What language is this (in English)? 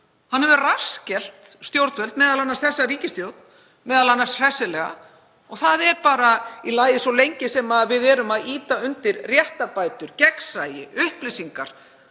Icelandic